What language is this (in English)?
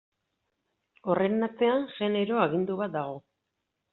Basque